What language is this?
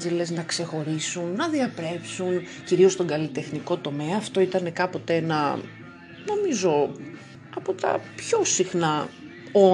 Greek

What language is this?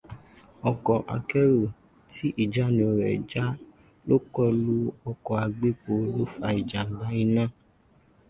Yoruba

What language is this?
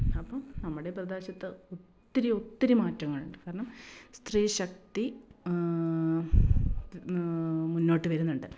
Malayalam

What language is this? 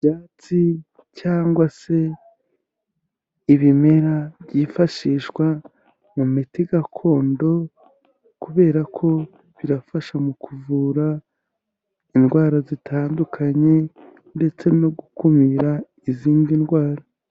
Kinyarwanda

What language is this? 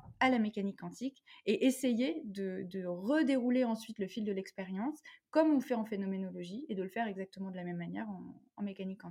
French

